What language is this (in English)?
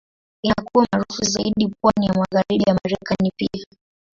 Swahili